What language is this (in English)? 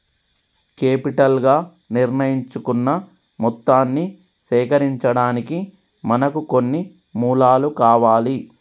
Telugu